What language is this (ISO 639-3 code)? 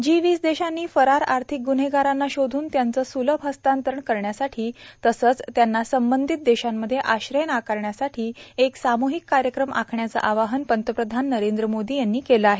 mar